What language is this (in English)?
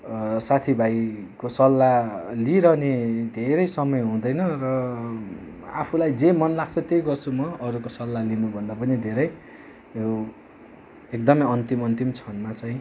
Nepali